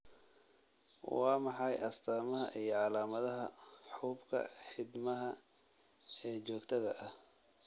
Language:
Somali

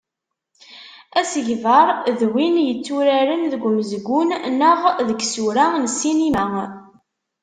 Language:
Kabyle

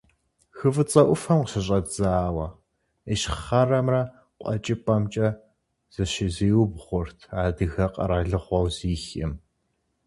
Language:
Kabardian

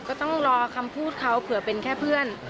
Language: Thai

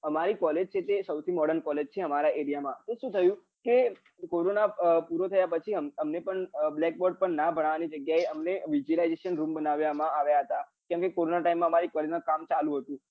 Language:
Gujarati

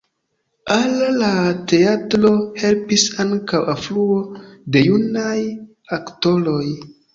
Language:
Esperanto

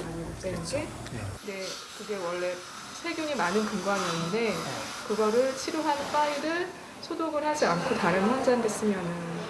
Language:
Korean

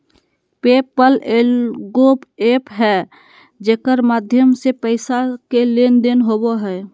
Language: Magahi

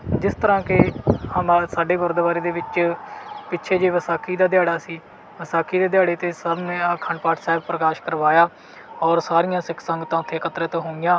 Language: Punjabi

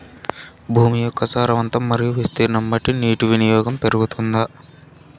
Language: Telugu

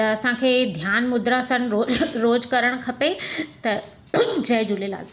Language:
Sindhi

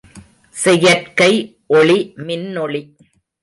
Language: Tamil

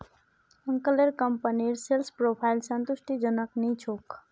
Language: Magahi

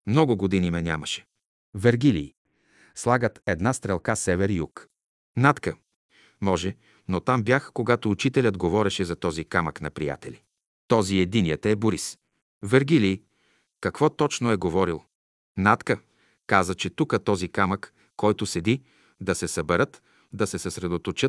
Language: Bulgarian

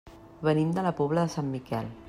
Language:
Catalan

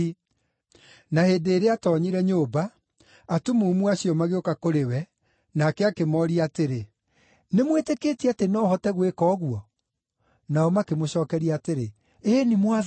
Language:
Kikuyu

